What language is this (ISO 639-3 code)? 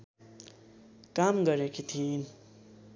nep